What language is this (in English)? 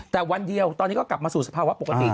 Thai